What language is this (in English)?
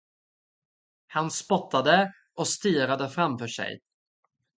Swedish